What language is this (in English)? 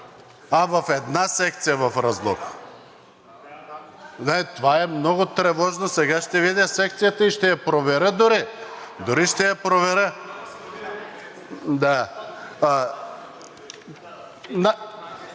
Bulgarian